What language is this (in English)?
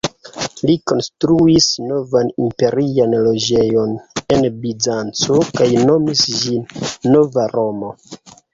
Esperanto